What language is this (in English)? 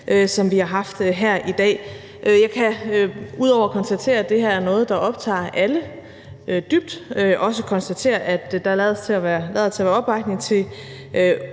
Danish